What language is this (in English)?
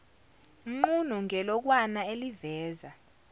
Zulu